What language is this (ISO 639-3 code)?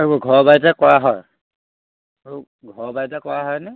asm